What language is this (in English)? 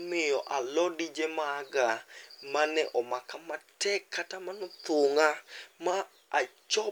Luo (Kenya and Tanzania)